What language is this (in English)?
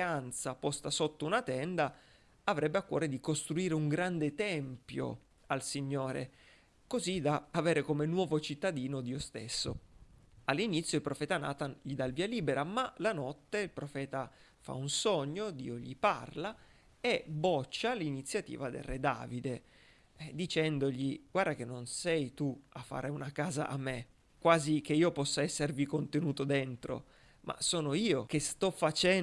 Italian